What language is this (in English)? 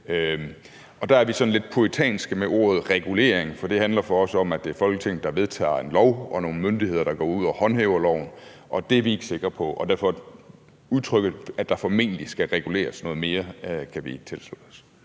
Danish